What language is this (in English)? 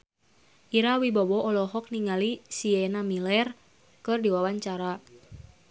Sundanese